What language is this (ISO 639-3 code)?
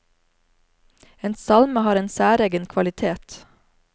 nor